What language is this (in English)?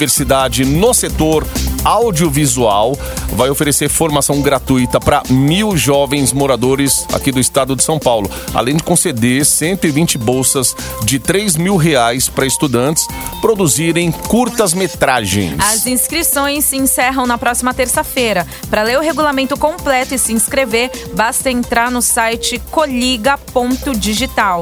Portuguese